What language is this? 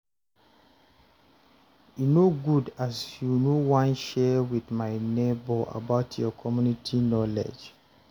Nigerian Pidgin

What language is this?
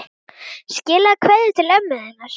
Icelandic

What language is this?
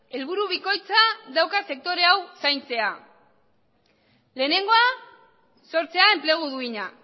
Basque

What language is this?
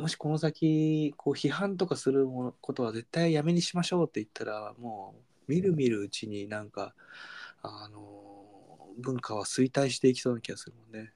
Japanese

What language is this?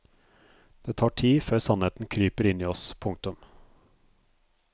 Norwegian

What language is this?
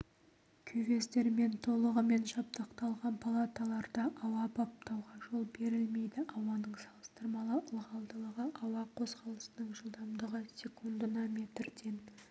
Kazakh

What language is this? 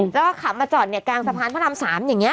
Thai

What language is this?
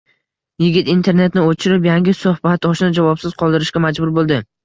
Uzbek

